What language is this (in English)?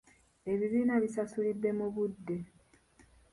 Ganda